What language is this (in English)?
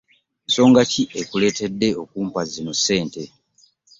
Ganda